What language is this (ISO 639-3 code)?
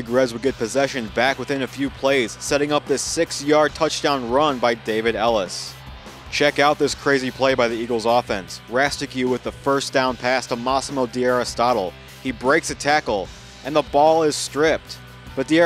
eng